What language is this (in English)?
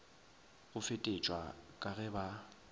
Northern Sotho